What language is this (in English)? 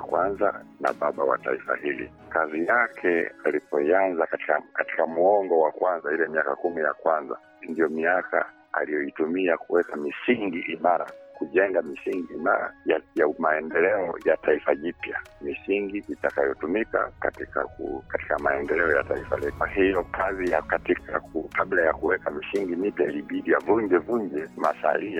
Swahili